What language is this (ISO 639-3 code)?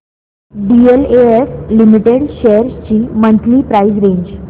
mar